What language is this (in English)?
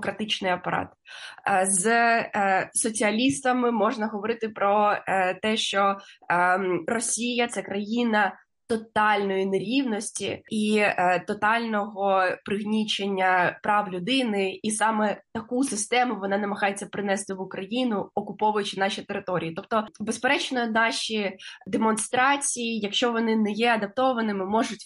Ukrainian